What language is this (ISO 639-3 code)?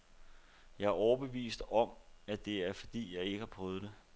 dan